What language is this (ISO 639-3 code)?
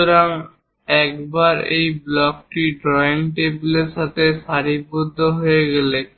ben